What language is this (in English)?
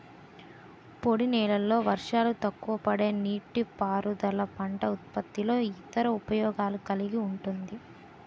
Telugu